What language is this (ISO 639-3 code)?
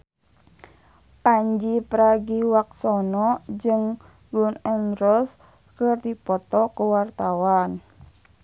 sun